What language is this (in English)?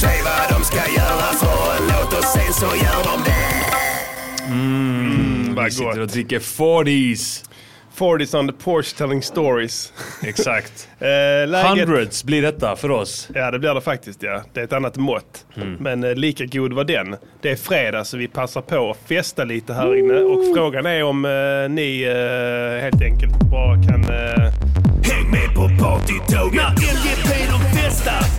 Swedish